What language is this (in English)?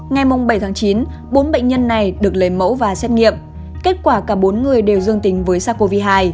Vietnamese